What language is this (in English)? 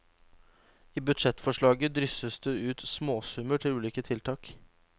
Norwegian